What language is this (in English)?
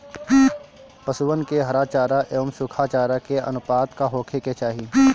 Bhojpuri